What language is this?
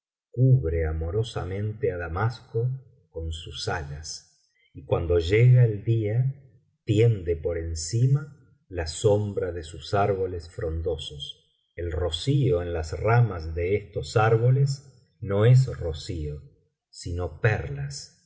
Spanish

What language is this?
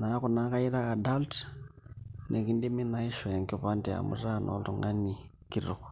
Masai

